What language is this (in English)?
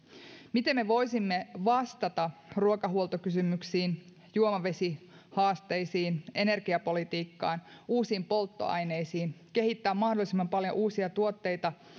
Finnish